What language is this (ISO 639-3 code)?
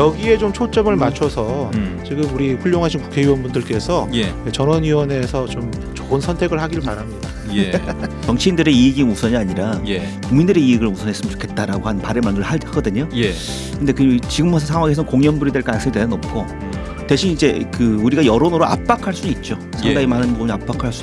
kor